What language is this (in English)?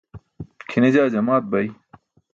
Burushaski